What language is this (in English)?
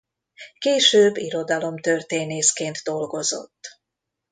Hungarian